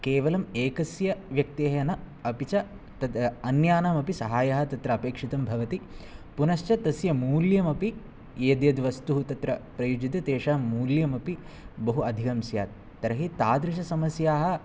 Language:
Sanskrit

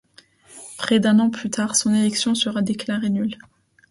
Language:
French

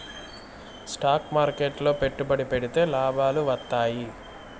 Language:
Telugu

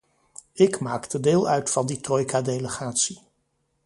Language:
Dutch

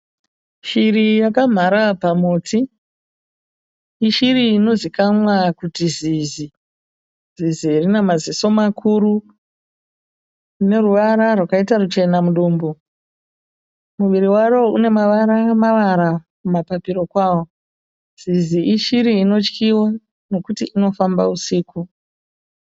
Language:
Shona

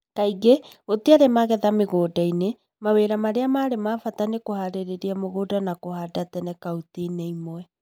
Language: Kikuyu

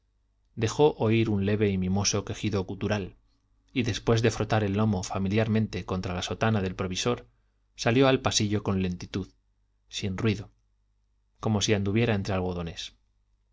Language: Spanish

